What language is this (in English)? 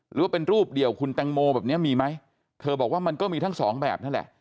Thai